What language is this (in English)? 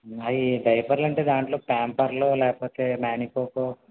Telugu